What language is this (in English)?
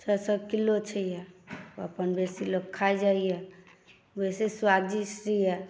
Maithili